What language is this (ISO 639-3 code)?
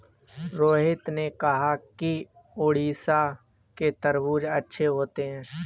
hin